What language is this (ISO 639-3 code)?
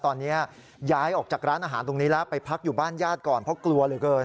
tha